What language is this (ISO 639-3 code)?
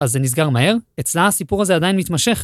heb